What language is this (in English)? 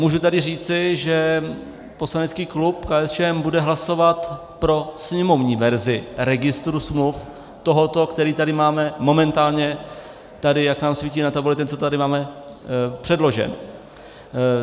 Czech